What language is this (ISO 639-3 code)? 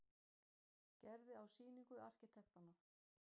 isl